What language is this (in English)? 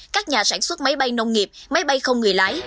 Vietnamese